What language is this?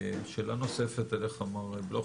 Hebrew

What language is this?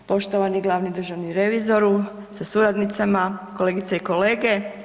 Croatian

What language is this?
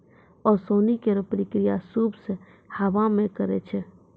Maithili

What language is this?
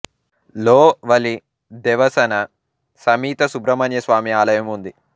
Telugu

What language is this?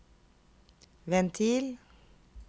Norwegian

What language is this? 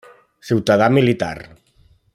Catalan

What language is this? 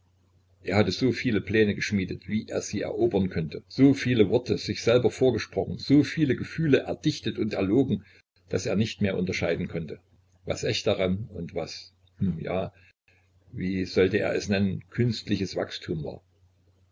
German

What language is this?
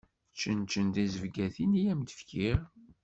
Kabyle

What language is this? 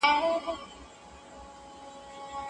Pashto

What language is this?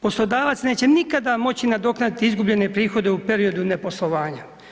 Croatian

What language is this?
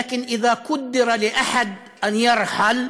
Hebrew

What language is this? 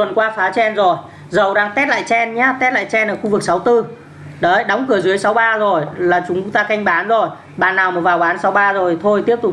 Vietnamese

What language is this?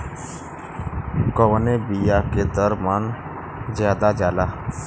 Bhojpuri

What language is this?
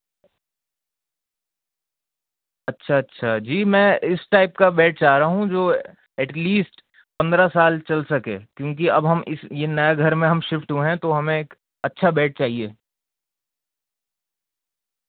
Urdu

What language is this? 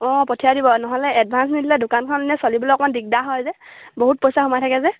Assamese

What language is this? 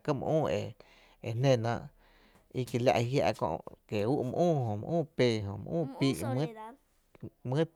Tepinapa Chinantec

